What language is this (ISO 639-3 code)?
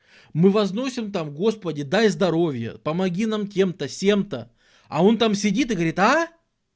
rus